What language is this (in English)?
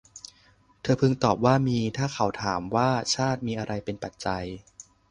Thai